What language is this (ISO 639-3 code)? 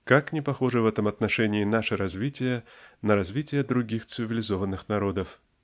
rus